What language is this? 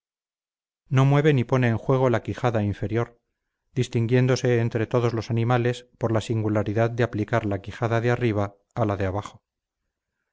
Spanish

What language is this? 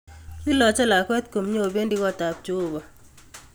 Kalenjin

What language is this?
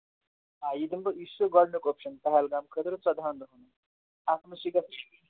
Kashmiri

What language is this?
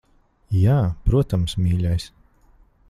Latvian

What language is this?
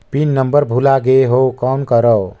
Chhattisgarhi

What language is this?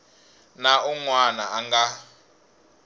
Tsonga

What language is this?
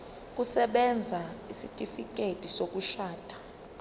Zulu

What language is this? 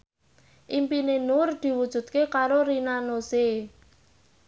Javanese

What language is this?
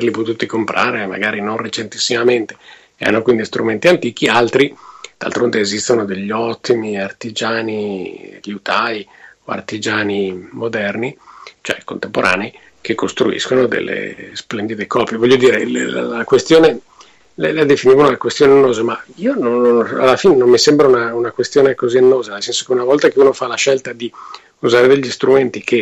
Italian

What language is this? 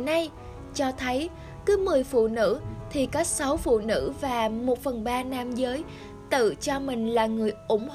Vietnamese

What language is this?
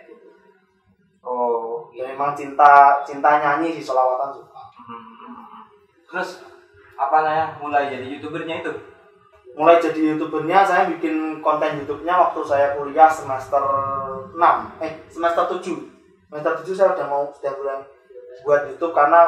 Indonesian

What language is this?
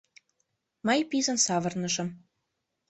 Mari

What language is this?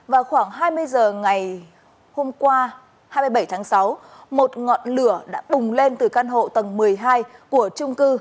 Vietnamese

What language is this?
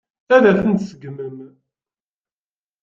Kabyle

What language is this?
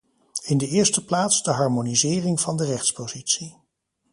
Dutch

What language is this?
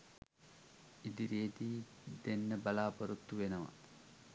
Sinhala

